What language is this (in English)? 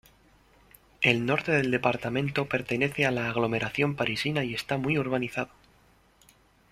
Spanish